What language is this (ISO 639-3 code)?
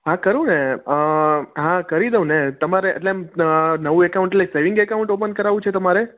guj